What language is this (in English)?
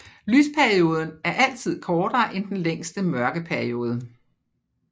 Danish